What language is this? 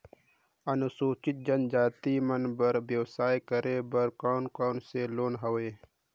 Chhattisgarhi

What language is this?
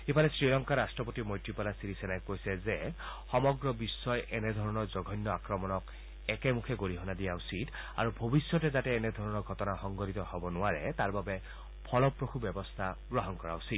Assamese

